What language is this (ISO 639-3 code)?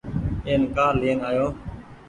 gig